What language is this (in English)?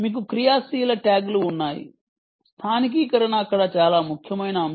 Telugu